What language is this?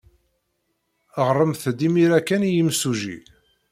Kabyle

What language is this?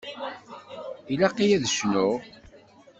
Kabyle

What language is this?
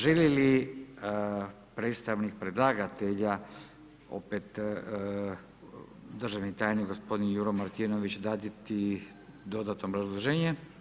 Croatian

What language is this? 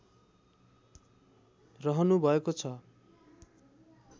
Nepali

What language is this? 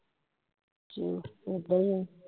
Punjabi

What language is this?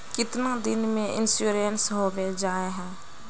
Magahi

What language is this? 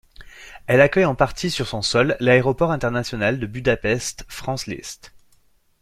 French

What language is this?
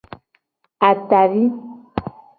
Gen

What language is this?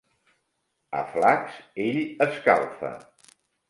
Catalan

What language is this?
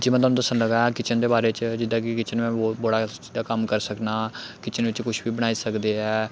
Dogri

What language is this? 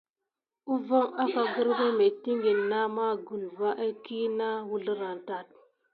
Gidar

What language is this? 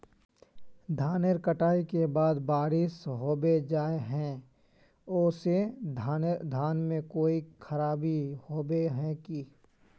Magahi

